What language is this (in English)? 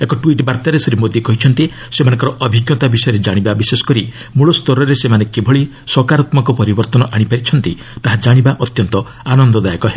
Odia